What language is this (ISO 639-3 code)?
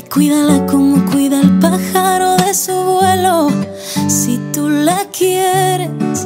spa